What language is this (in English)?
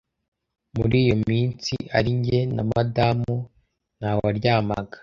Kinyarwanda